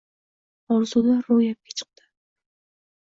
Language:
Uzbek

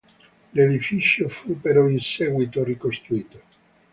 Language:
Italian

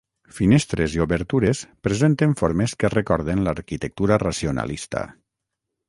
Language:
Catalan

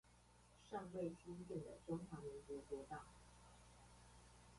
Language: Chinese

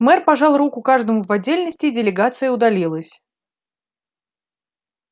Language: Russian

